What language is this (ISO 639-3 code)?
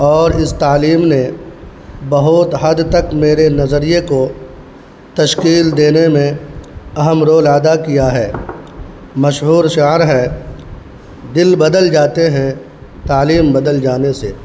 urd